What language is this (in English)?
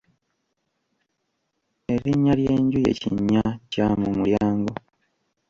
Ganda